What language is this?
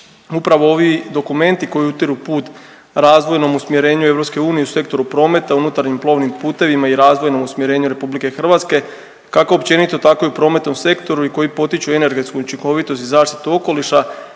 Croatian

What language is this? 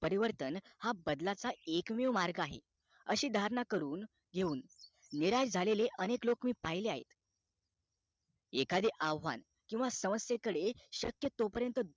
Marathi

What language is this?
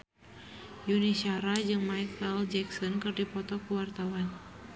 Sundanese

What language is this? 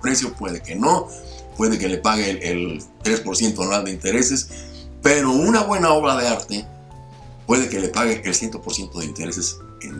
Spanish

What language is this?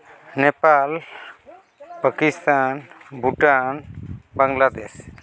Santali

